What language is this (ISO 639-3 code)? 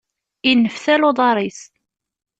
kab